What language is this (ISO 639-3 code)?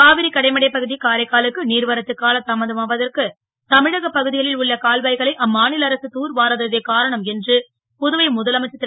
tam